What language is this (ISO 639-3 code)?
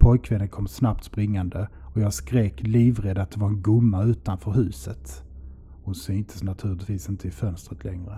swe